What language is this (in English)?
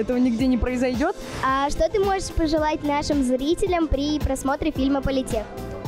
Russian